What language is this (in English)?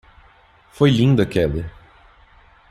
Portuguese